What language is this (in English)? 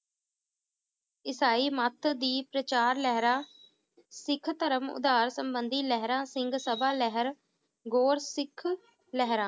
Punjabi